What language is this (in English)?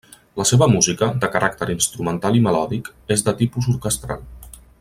Catalan